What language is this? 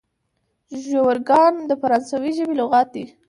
Pashto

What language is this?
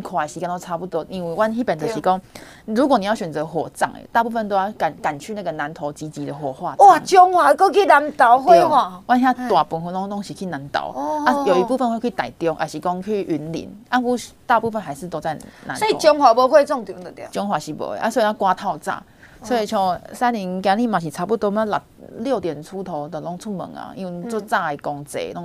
Chinese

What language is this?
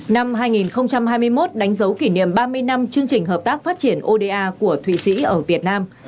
Vietnamese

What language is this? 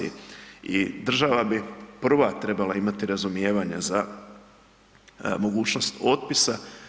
Croatian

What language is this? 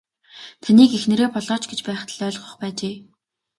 Mongolian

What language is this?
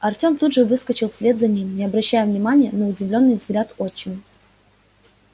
Russian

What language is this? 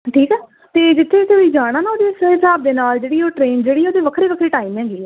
Punjabi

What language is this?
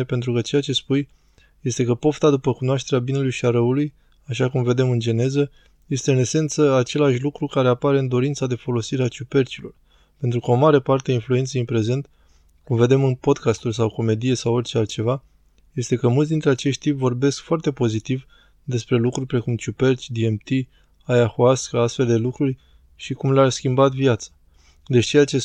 Romanian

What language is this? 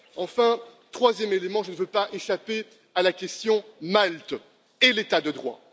French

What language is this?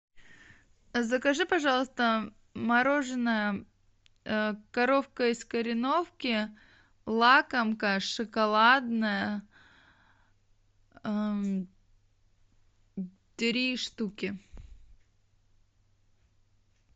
Russian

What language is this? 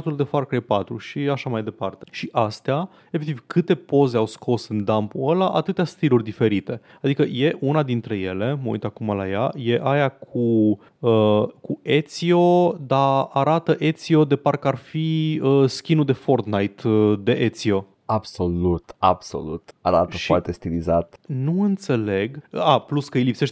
Romanian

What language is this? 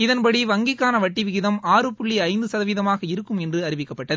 Tamil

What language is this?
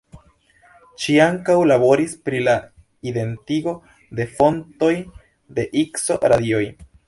Esperanto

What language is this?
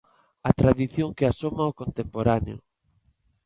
Galician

